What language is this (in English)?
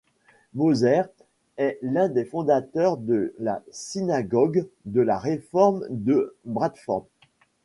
French